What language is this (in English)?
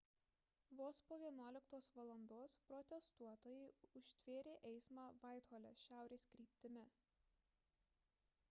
Lithuanian